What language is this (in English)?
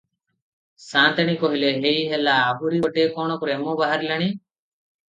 Odia